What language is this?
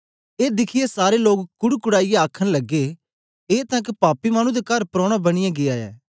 Dogri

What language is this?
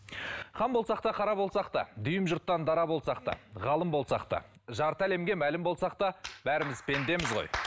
Kazakh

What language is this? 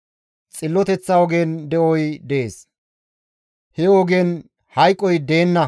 Gamo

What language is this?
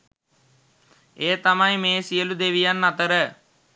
Sinhala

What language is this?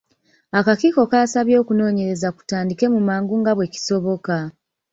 Ganda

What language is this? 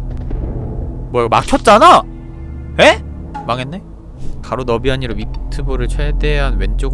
Korean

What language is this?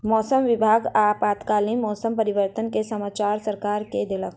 Maithili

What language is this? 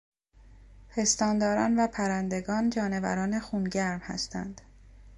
Persian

